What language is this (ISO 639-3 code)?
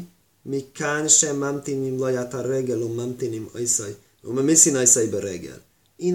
hun